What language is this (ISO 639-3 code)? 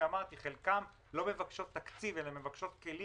heb